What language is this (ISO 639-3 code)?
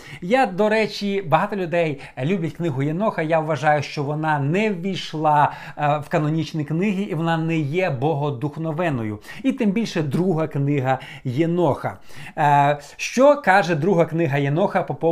ukr